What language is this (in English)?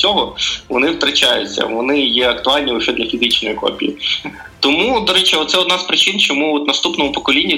Ukrainian